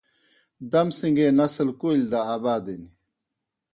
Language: Kohistani Shina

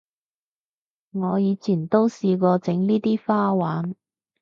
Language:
Cantonese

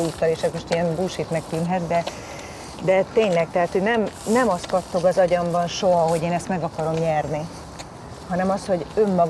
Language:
Hungarian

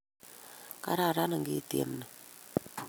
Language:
Kalenjin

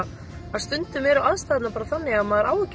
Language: Icelandic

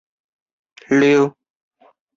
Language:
Chinese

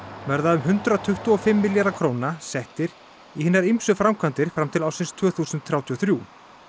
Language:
Icelandic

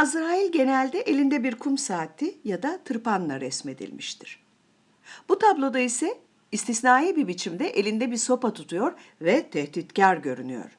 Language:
Turkish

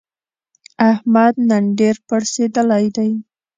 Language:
Pashto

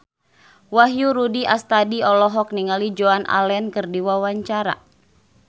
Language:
Sundanese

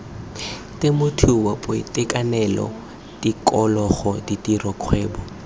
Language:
Tswana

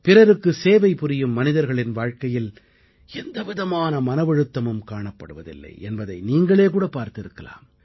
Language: Tamil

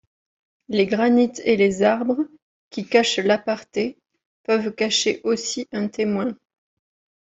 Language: French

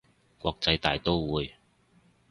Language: Cantonese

